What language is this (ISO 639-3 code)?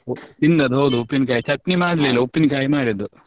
kan